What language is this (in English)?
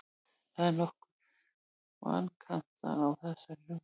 Icelandic